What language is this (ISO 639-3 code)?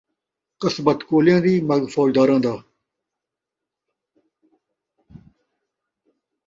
skr